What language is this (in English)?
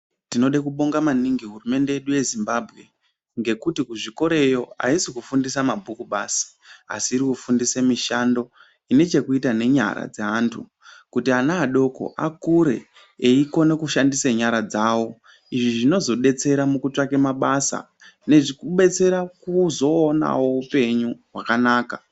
Ndau